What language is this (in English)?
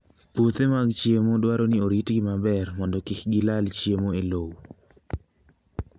Luo (Kenya and Tanzania)